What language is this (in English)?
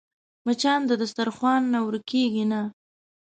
Pashto